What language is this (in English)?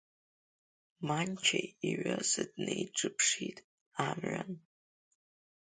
Abkhazian